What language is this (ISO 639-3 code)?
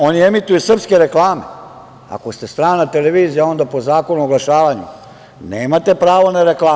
srp